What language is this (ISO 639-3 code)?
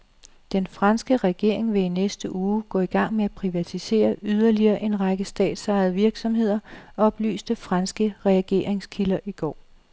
dan